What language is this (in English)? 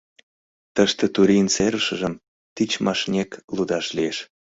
Mari